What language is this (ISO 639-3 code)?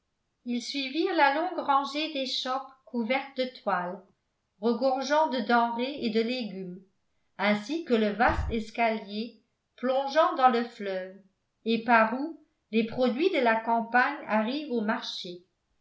fra